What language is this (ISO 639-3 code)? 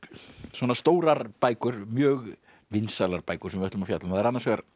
isl